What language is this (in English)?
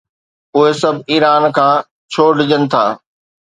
Sindhi